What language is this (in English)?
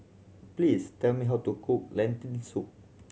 English